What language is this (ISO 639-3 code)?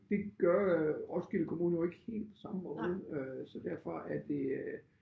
dan